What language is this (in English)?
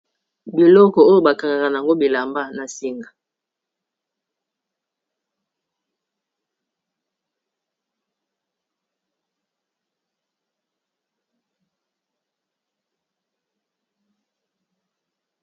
Lingala